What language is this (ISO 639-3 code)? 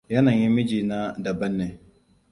hau